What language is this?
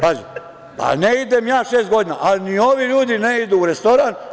Serbian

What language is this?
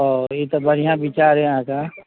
Maithili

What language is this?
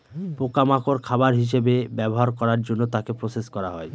Bangla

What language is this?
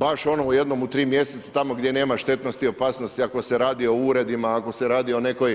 Croatian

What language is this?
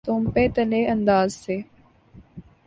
Urdu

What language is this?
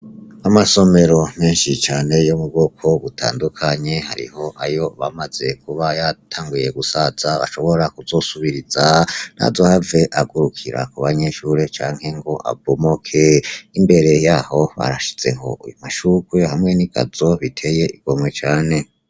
Rundi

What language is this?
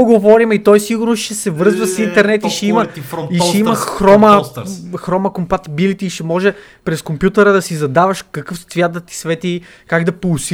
Bulgarian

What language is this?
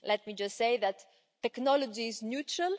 English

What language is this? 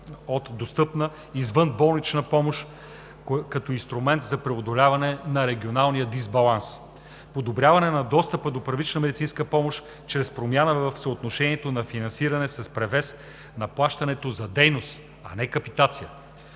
Bulgarian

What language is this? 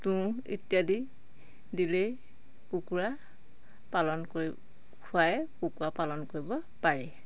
Assamese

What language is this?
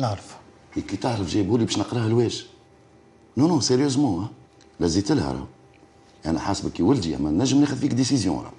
Arabic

